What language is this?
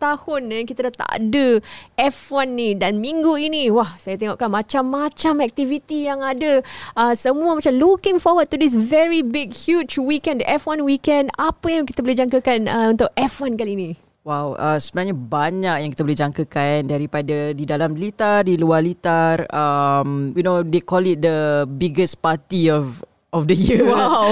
Malay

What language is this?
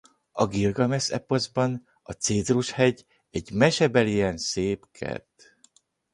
Hungarian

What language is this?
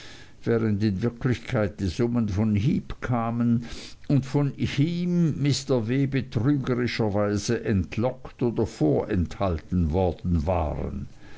German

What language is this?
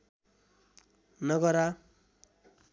Nepali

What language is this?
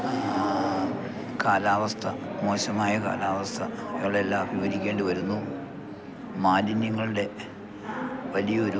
Malayalam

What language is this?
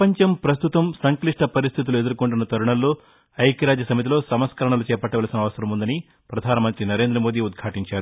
Telugu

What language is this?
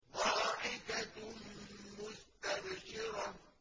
Arabic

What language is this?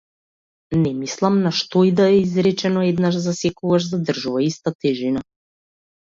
Macedonian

